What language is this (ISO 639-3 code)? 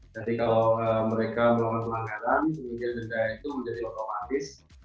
ind